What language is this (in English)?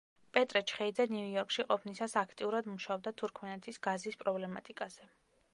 Georgian